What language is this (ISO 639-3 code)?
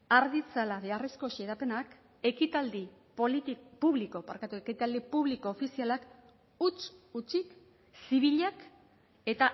eus